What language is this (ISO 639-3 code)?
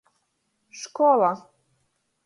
ltg